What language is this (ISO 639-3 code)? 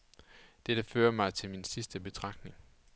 dan